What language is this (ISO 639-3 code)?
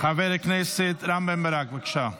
heb